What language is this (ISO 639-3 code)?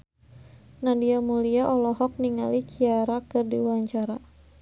sun